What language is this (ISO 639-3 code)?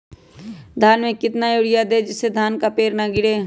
mag